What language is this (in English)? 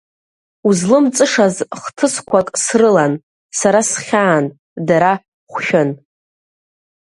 Abkhazian